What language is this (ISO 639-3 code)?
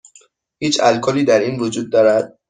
fas